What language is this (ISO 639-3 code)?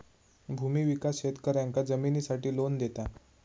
mar